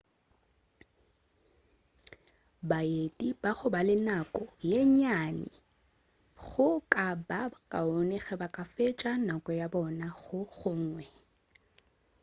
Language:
Northern Sotho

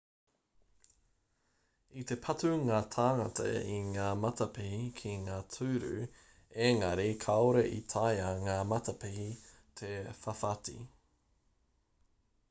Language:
Māori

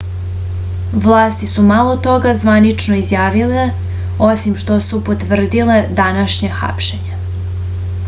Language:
Serbian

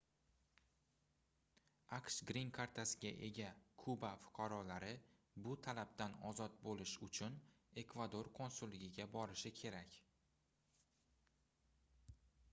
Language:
Uzbek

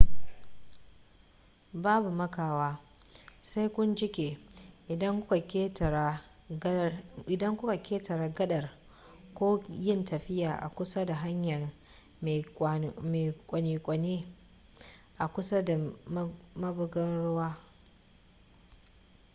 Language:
Hausa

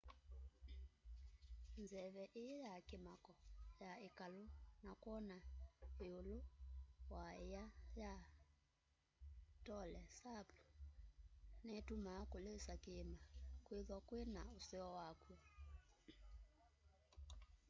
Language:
Kamba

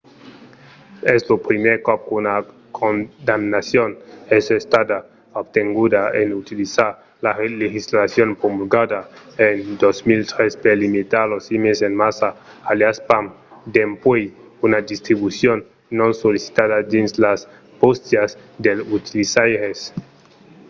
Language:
Occitan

